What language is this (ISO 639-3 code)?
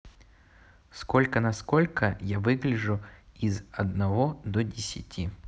rus